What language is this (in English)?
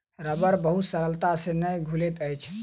Maithili